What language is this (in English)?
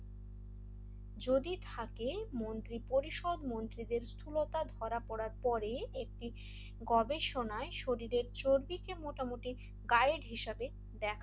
Bangla